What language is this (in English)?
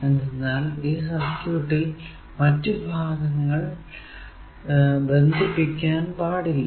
Malayalam